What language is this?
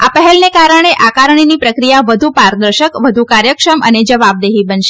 Gujarati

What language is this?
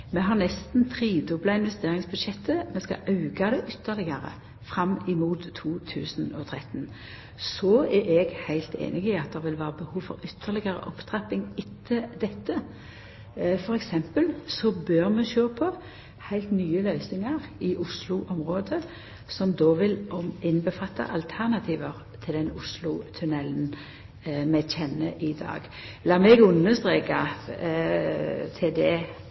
Norwegian Nynorsk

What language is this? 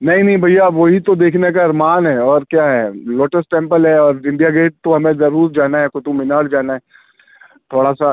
Urdu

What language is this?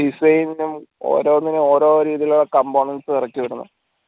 Malayalam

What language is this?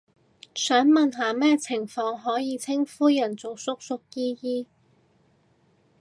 Cantonese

